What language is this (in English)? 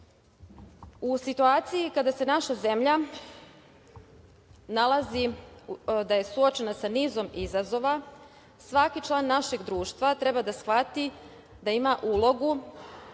Serbian